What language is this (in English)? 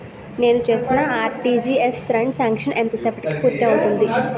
Telugu